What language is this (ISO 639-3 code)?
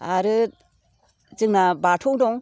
brx